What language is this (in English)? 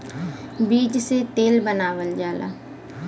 Bhojpuri